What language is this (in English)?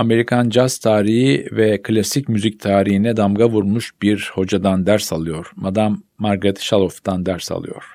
Turkish